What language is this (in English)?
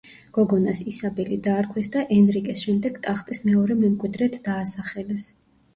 Georgian